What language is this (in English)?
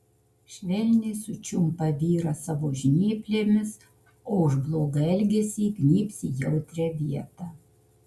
Lithuanian